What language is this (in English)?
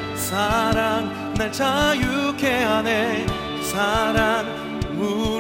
Korean